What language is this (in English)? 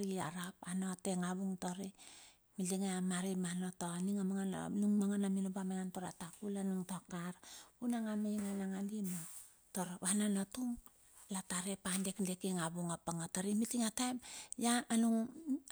Bilur